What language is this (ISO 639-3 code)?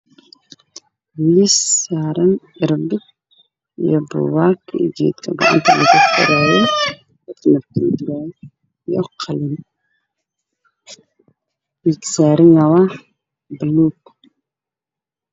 som